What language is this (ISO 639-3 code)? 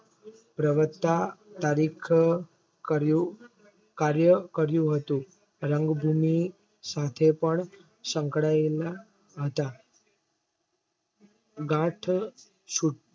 guj